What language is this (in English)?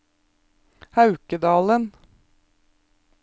Norwegian